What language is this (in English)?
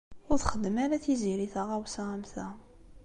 Kabyle